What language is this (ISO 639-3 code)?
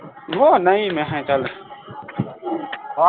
pan